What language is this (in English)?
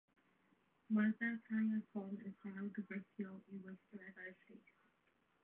Welsh